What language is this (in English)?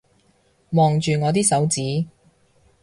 Cantonese